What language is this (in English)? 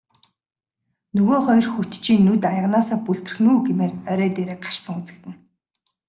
Mongolian